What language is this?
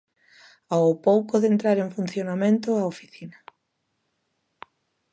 Galician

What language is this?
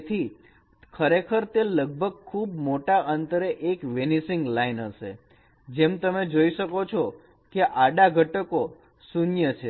Gujarati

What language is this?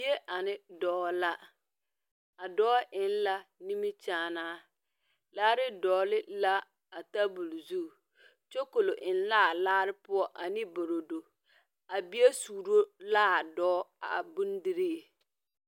Southern Dagaare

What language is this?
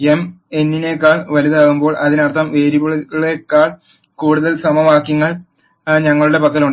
Malayalam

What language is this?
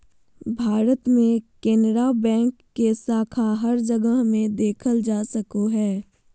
Magahi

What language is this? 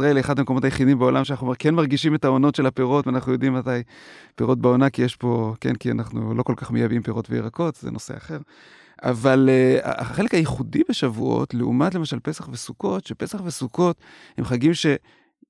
Hebrew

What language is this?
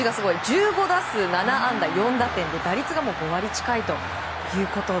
Japanese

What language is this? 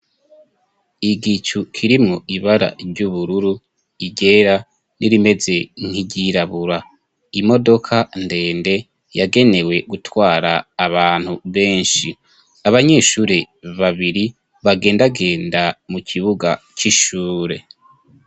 Rundi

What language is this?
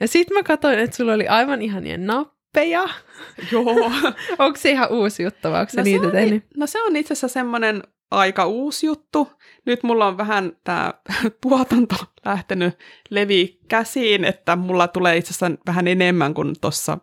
Finnish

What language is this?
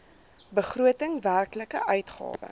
Afrikaans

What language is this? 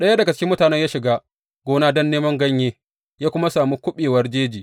Hausa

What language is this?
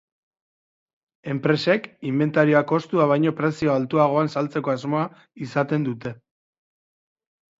Basque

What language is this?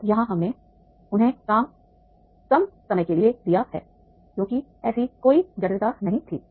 Hindi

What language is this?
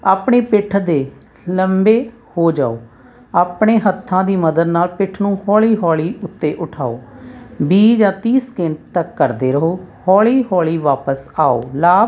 Punjabi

